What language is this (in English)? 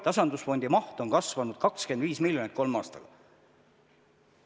Estonian